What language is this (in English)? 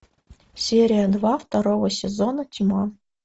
Russian